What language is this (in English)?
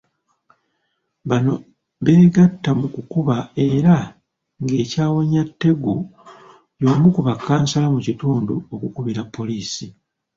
Ganda